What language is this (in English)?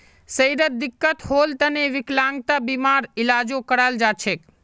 Magahi